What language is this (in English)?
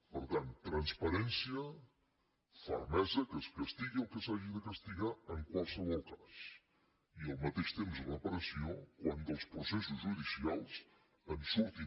Catalan